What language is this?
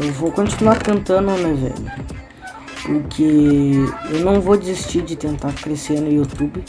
Portuguese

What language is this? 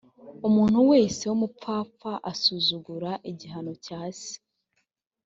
Kinyarwanda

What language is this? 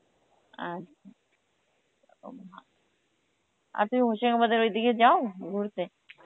Bangla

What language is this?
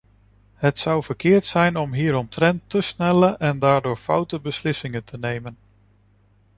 Dutch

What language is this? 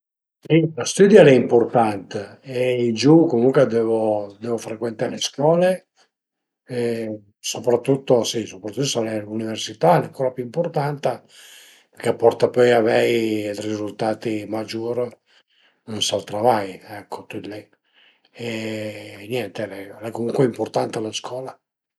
Piedmontese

